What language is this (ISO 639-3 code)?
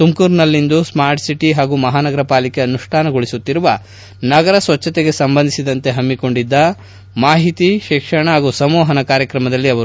kan